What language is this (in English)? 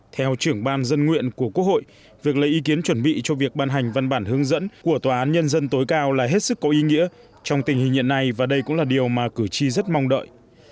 Vietnamese